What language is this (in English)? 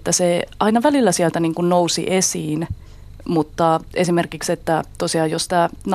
Finnish